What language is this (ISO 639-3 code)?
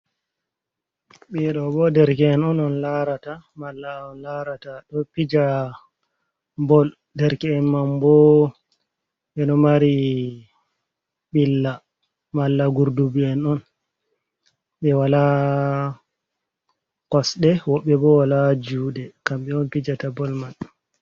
ful